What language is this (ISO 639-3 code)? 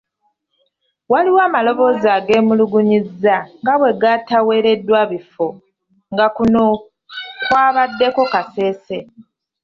lug